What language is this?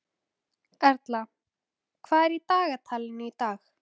Icelandic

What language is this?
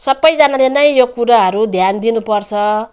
Nepali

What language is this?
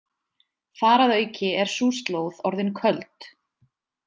Icelandic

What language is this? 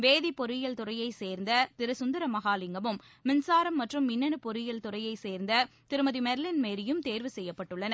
Tamil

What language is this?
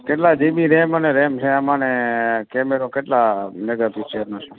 Gujarati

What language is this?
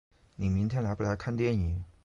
Chinese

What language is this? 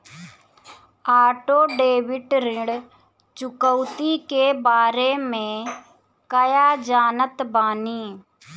Bhojpuri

